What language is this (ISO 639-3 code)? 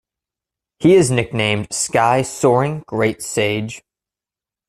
eng